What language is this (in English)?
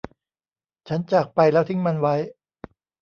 Thai